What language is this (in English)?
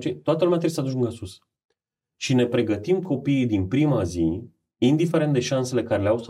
Romanian